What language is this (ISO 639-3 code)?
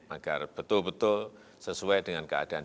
ind